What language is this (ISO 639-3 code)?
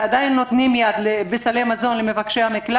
heb